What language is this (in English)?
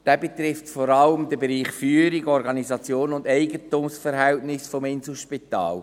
Swiss German